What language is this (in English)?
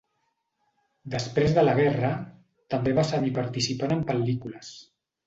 Catalan